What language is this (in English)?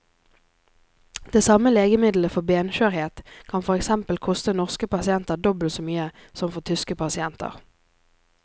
Norwegian